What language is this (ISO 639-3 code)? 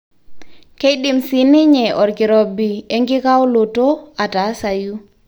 mas